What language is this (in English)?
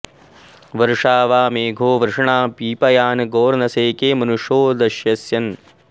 Sanskrit